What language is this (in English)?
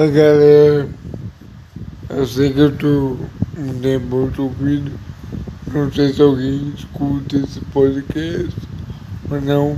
Portuguese